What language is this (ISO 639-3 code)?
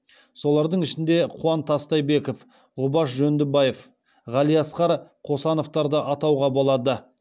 kaz